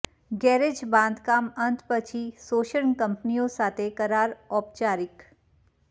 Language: Gujarati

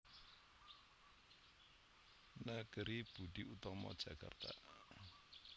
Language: Javanese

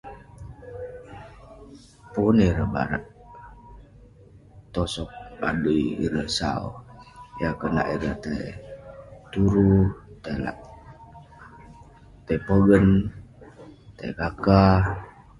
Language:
Western Penan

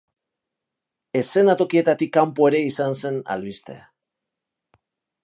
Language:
Basque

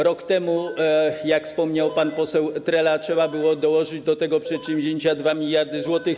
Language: Polish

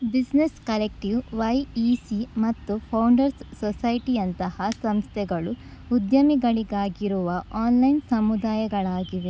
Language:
Kannada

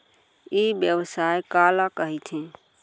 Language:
Chhattisgarhi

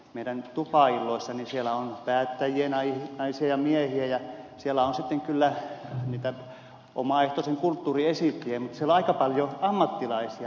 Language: Finnish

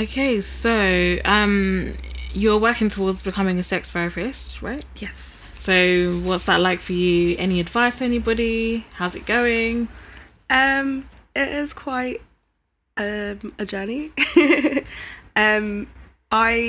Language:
English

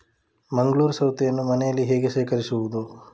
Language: Kannada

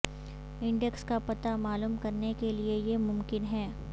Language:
Urdu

